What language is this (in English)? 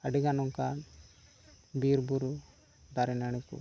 Santali